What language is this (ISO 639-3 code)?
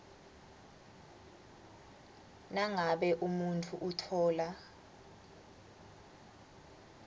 ssw